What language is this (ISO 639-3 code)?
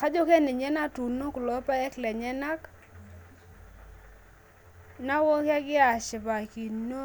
mas